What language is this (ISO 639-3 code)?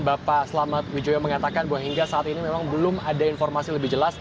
ind